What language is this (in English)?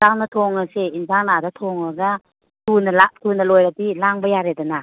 Manipuri